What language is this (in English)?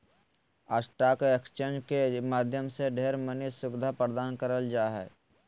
Magahi